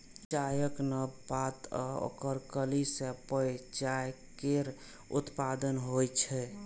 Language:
Maithili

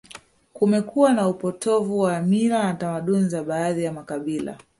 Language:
Swahili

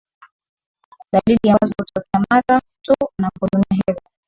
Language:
Swahili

